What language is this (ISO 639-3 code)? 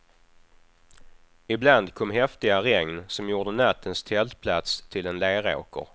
swe